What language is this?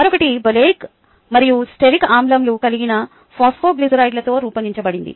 Telugu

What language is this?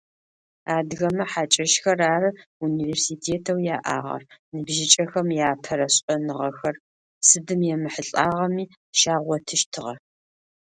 Adyghe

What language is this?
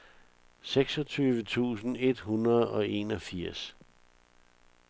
Danish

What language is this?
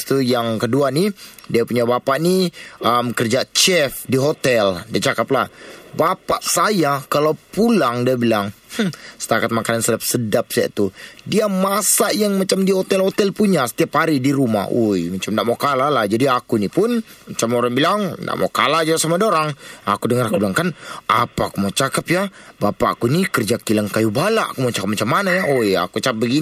Malay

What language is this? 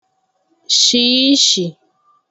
Igbo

